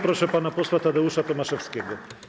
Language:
Polish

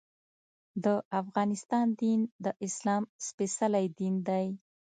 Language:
Pashto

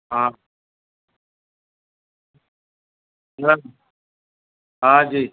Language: Gujarati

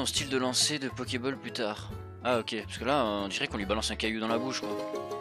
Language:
French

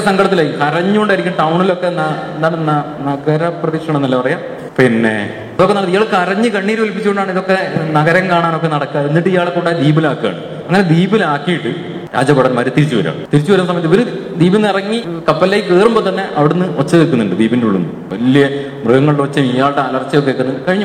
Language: Malayalam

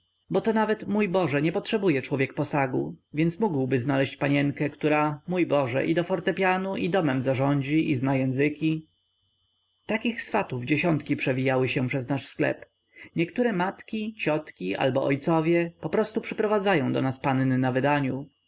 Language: Polish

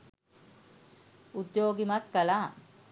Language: Sinhala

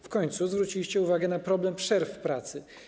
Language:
Polish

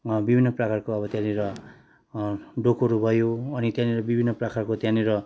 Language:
Nepali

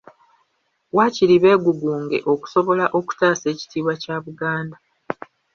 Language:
Ganda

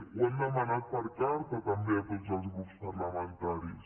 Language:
Catalan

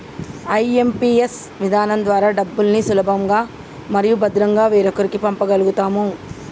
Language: Telugu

